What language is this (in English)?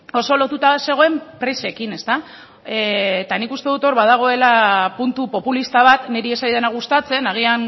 Basque